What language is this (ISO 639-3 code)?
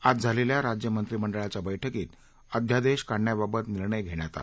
mar